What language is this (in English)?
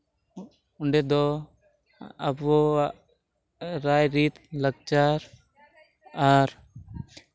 Santali